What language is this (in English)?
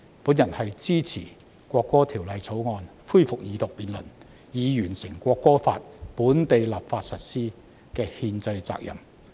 Cantonese